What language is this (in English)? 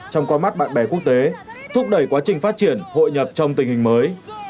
Vietnamese